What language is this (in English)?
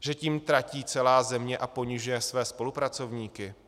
Czech